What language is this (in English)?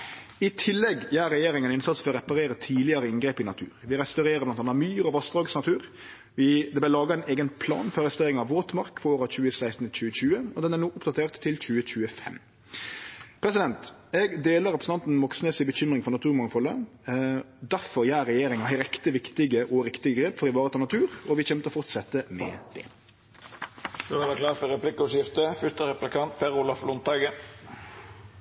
Norwegian